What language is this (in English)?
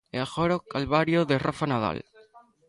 Galician